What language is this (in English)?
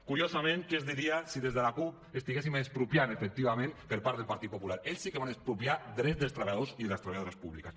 Catalan